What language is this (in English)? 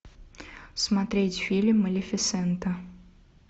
Russian